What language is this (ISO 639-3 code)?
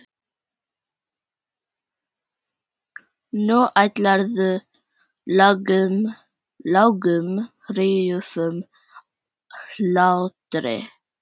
isl